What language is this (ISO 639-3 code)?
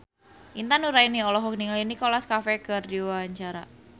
sun